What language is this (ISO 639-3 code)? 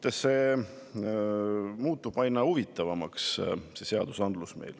est